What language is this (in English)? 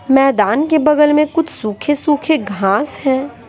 Hindi